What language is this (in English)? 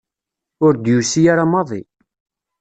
Kabyle